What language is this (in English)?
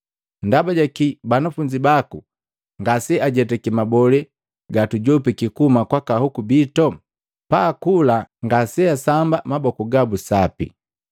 Matengo